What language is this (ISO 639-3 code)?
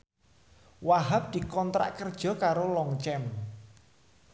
jav